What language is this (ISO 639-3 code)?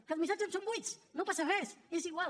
cat